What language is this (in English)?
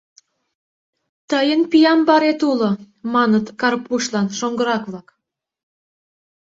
Mari